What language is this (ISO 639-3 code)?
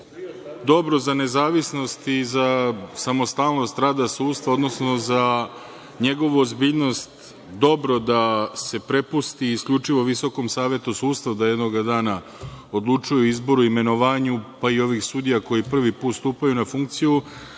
srp